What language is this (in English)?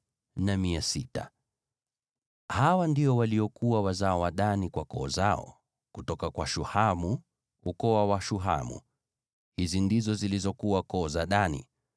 Swahili